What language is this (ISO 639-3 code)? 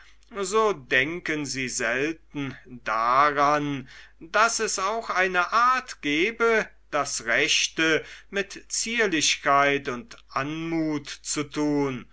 deu